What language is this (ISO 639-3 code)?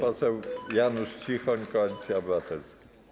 pol